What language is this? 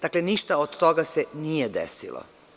Serbian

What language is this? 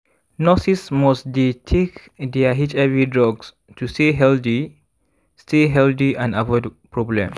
Nigerian Pidgin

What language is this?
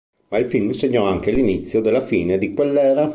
Italian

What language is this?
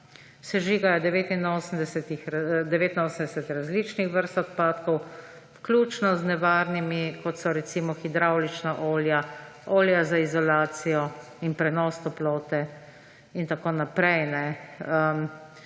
Slovenian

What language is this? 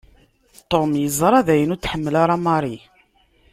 Kabyle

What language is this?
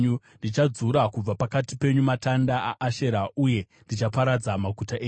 Shona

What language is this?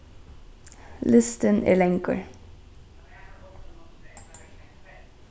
Faroese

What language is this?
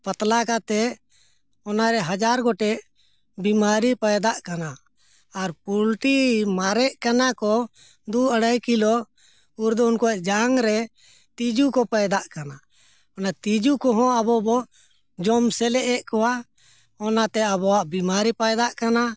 Santali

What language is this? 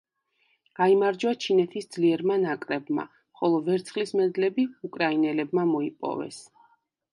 Georgian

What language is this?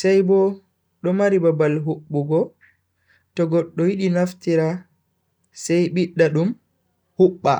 Bagirmi Fulfulde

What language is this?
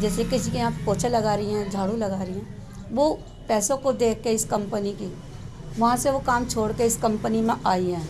Hindi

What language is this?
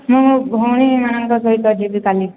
Odia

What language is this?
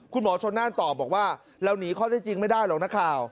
Thai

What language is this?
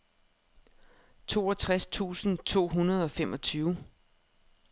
Danish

